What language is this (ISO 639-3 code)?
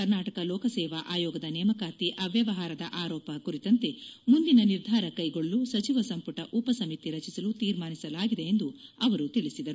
kan